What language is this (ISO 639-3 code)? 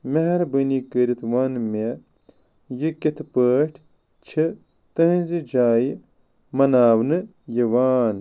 kas